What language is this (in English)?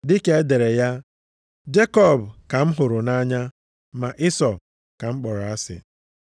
Igbo